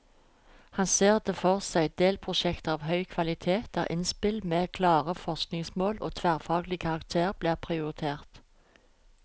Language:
Norwegian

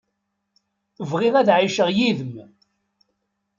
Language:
Kabyle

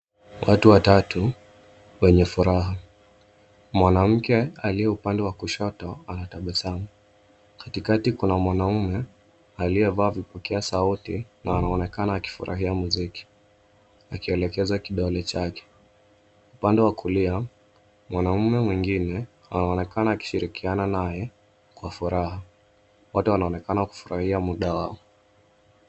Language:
Swahili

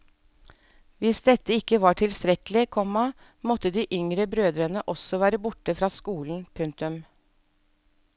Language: Norwegian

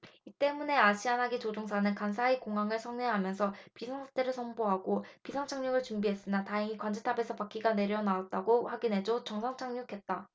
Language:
Korean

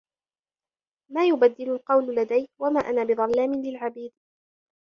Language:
Arabic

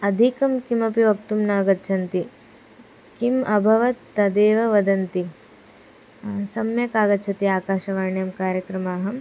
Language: Sanskrit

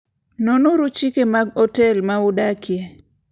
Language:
Luo (Kenya and Tanzania)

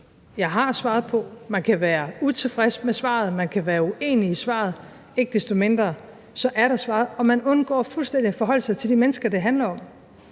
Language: Danish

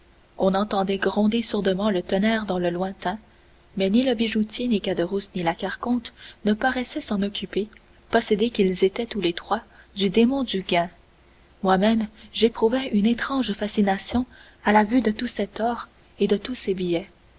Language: French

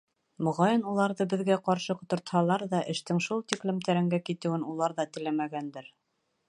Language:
Bashkir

